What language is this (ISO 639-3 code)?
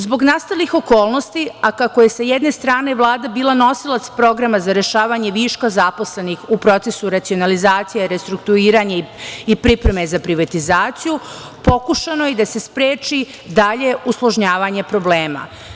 srp